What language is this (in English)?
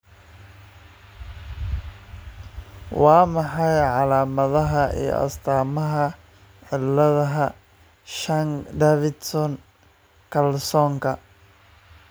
Somali